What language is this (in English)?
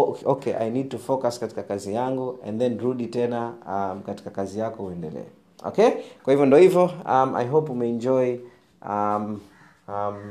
Swahili